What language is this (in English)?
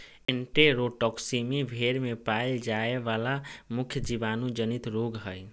Magahi